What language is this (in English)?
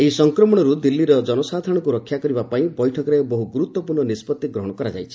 Odia